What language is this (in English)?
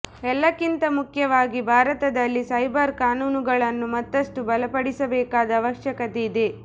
Kannada